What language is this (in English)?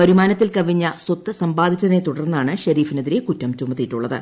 Malayalam